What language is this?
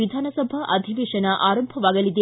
Kannada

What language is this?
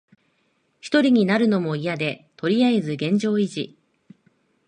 Japanese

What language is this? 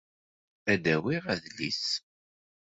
Kabyle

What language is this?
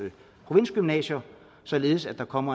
Danish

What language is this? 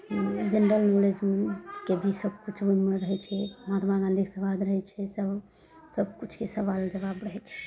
Maithili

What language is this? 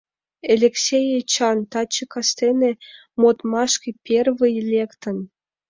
Mari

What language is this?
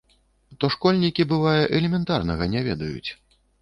Belarusian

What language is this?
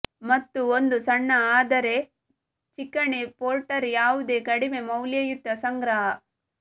Kannada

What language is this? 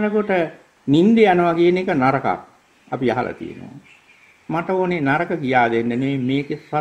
Thai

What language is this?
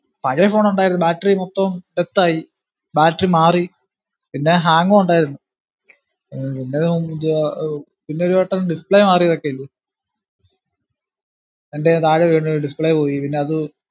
Malayalam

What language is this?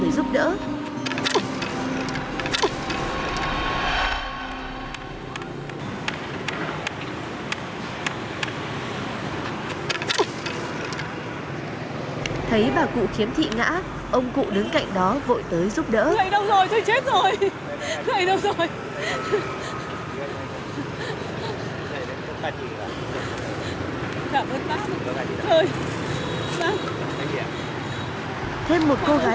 Vietnamese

